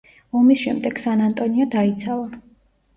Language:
Georgian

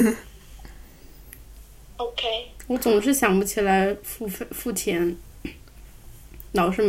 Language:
Chinese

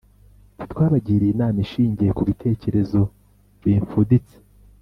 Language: Kinyarwanda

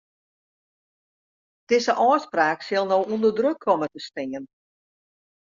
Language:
Western Frisian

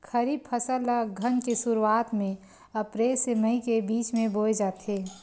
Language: Chhattisgarhi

